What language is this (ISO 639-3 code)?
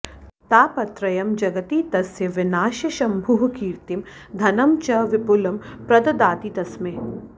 san